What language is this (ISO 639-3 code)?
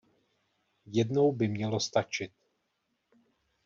ces